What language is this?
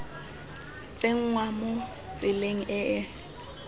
Tswana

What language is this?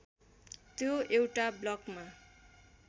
Nepali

